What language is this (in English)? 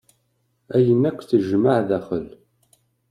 Kabyle